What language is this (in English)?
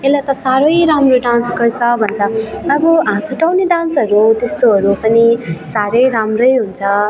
Nepali